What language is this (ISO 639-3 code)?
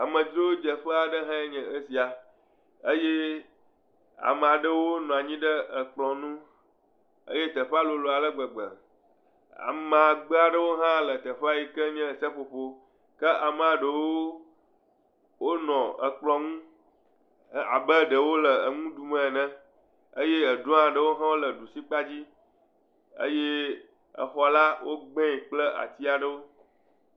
ewe